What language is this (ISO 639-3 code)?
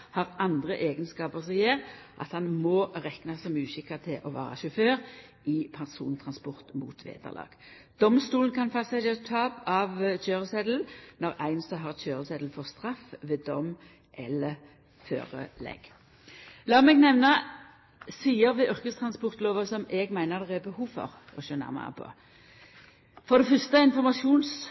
nno